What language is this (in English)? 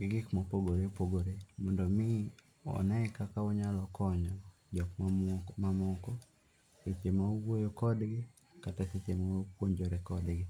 Luo (Kenya and Tanzania)